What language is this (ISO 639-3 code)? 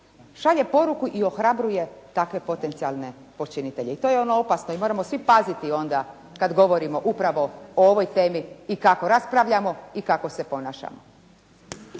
hrv